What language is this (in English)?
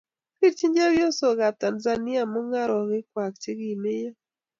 Kalenjin